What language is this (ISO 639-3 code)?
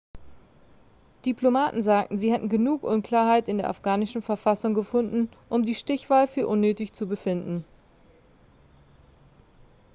deu